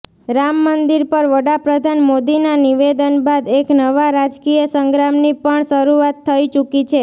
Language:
Gujarati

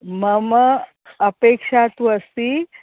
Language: Sanskrit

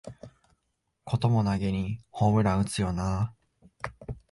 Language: Japanese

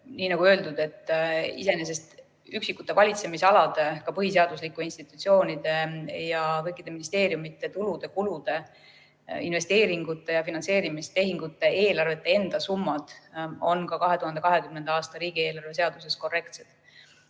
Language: Estonian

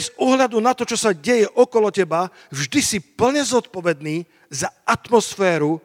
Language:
Slovak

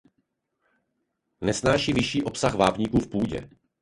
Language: Czech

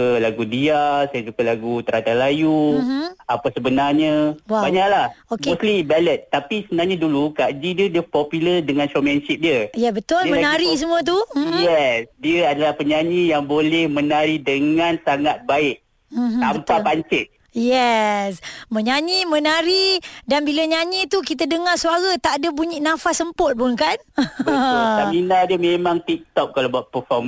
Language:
Malay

